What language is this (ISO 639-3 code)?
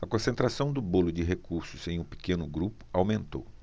por